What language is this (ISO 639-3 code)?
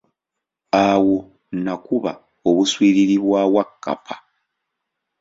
lug